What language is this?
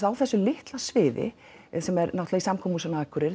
Icelandic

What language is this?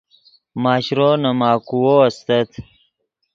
Yidgha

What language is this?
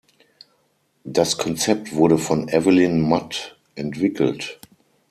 German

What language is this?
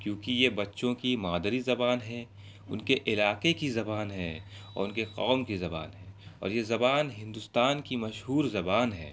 Urdu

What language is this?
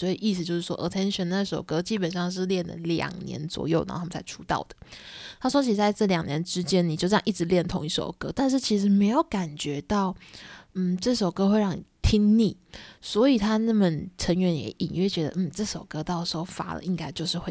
Chinese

